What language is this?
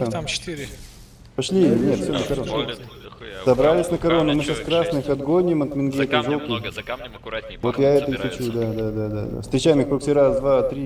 Russian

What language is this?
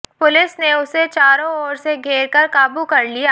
Hindi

